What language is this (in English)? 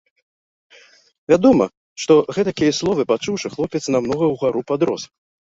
Belarusian